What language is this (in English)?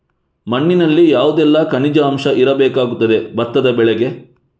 Kannada